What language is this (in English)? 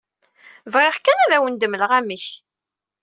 Kabyle